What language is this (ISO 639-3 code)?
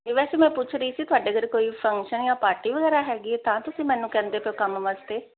pan